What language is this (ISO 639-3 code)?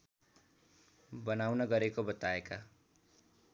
nep